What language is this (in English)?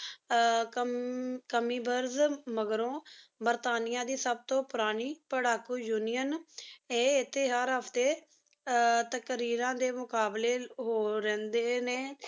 Punjabi